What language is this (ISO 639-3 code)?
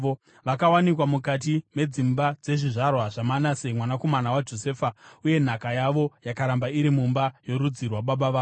sna